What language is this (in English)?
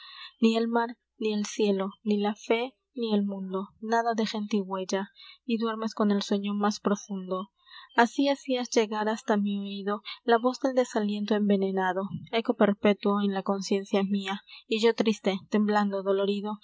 Spanish